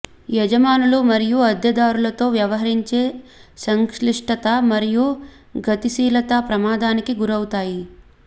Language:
Telugu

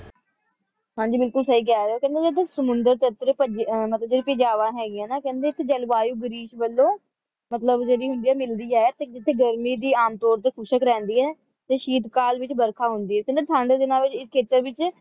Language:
Punjabi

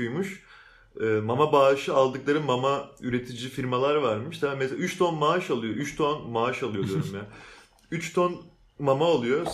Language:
Turkish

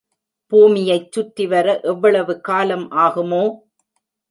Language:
Tamil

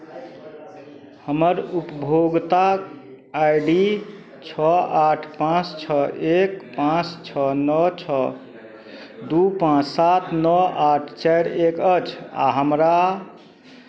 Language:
Maithili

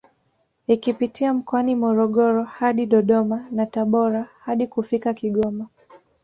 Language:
Swahili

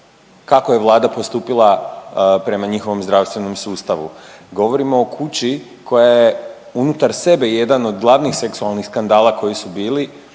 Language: Croatian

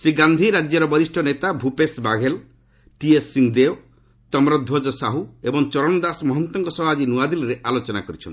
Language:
Odia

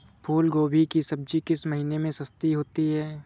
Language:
Hindi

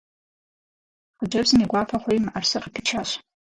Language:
Kabardian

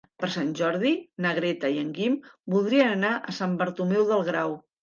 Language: Catalan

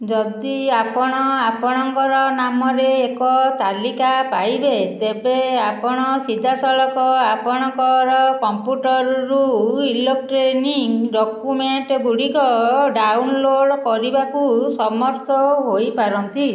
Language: Odia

